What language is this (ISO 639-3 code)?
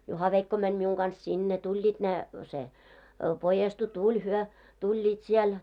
fin